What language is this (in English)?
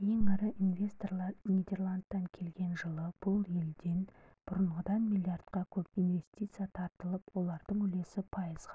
Kazakh